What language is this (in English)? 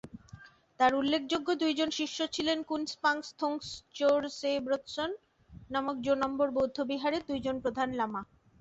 Bangla